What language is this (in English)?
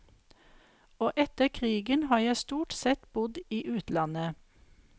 Norwegian